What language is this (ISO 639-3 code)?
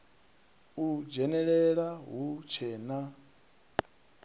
ven